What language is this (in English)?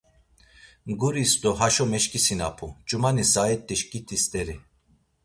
Laz